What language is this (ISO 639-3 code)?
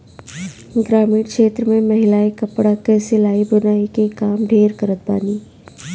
bho